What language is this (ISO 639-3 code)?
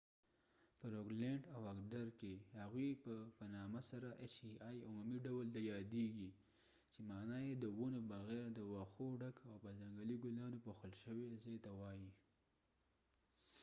pus